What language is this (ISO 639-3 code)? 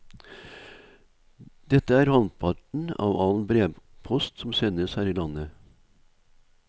nor